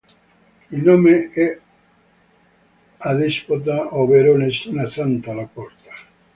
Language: Italian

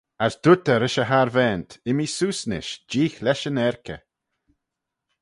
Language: Manx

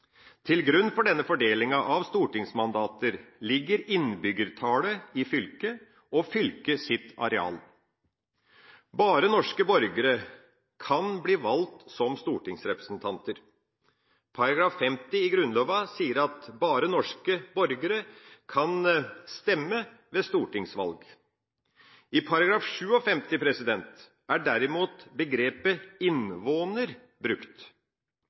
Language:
Norwegian Bokmål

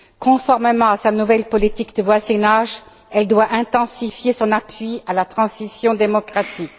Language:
French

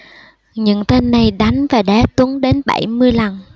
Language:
Vietnamese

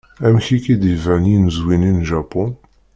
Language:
Kabyle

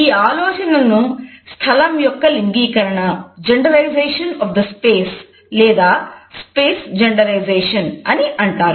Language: Telugu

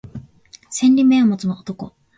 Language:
Japanese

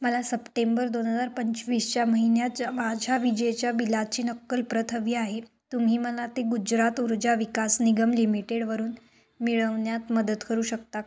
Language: Marathi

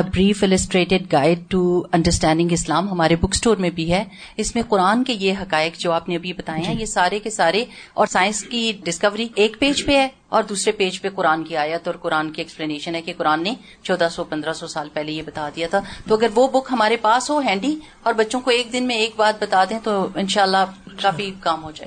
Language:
Urdu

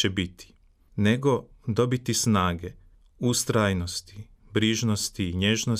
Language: Croatian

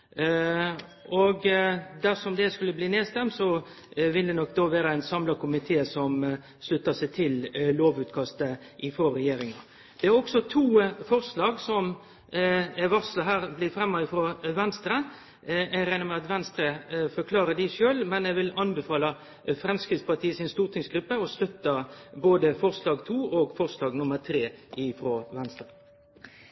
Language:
Norwegian Nynorsk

